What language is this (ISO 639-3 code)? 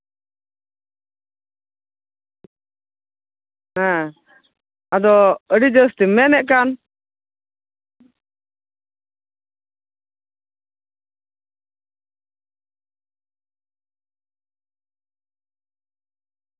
sat